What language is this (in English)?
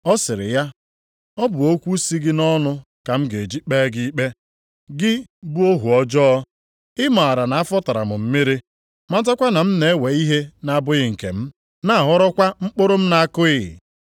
Igbo